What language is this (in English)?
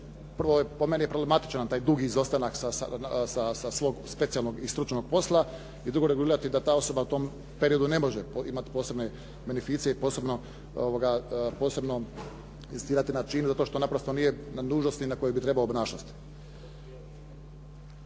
Croatian